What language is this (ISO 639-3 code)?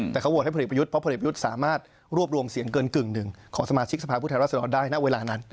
tha